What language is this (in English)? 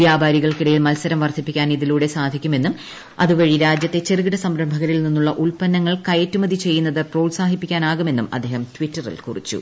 Malayalam